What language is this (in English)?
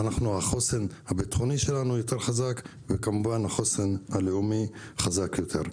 Hebrew